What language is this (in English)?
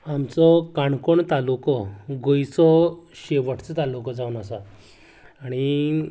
Konkani